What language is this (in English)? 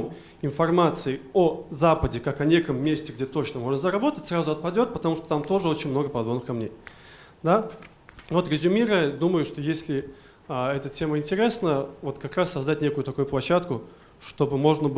Russian